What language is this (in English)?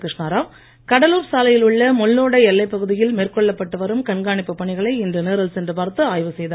Tamil